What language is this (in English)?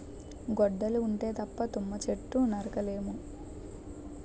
Telugu